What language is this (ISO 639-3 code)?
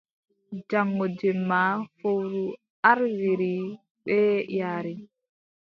fub